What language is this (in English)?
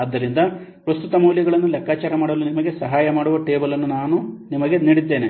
Kannada